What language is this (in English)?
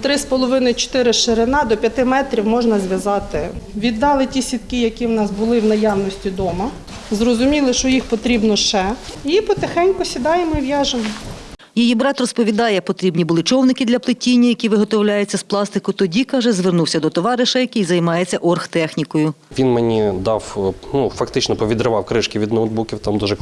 Ukrainian